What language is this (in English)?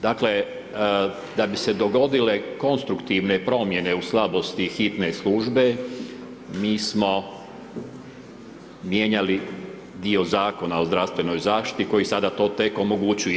Croatian